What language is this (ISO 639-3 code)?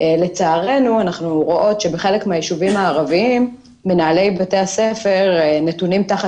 heb